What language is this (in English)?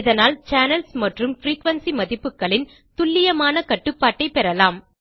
Tamil